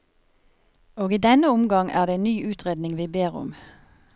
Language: Norwegian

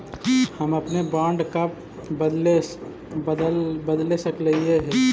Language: Magahi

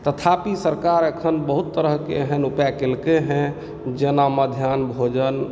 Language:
Maithili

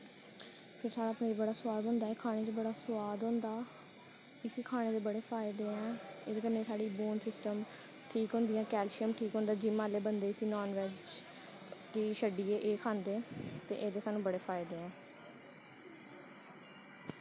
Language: Dogri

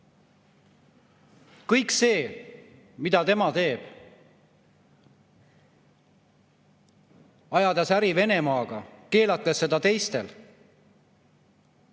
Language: Estonian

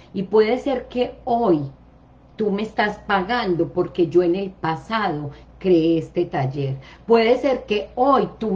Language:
Spanish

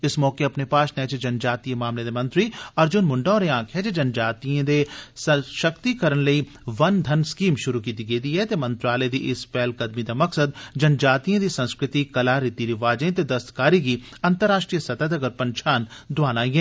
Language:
Dogri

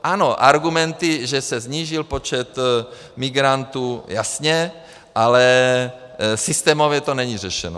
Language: Czech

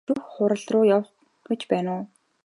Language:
Mongolian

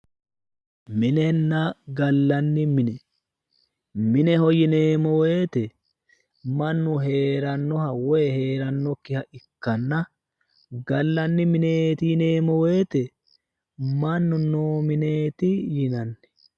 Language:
Sidamo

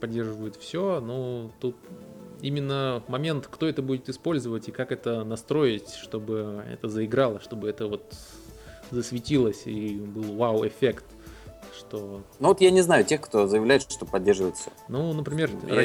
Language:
Russian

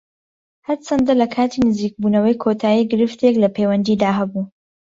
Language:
Central Kurdish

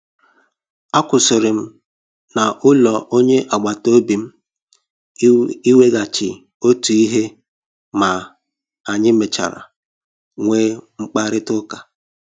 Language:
Igbo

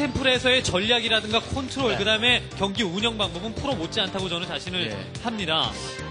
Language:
Korean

